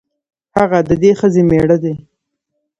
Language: Pashto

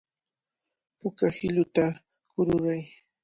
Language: Cajatambo North Lima Quechua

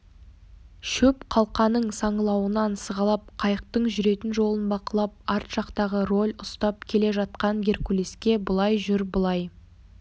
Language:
Kazakh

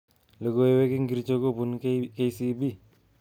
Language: Kalenjin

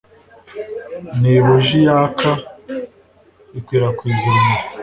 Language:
Kinyarwanda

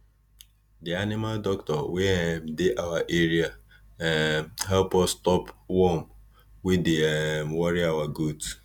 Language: Nigerian Pidgin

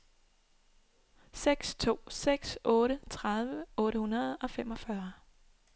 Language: Danish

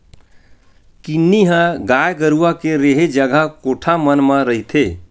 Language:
Chhattisgarhi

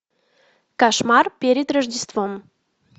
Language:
Russian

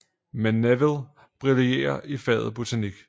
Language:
Danish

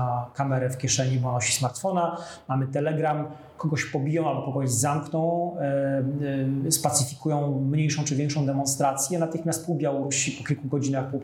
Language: Polish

